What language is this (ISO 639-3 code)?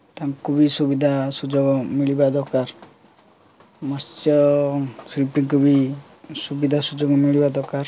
ori